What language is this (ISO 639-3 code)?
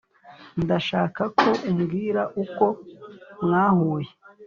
kin